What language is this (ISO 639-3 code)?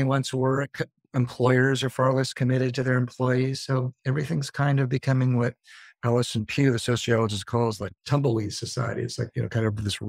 eng